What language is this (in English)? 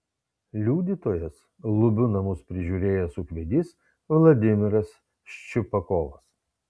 Lithuanian